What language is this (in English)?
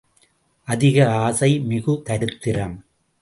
Tamil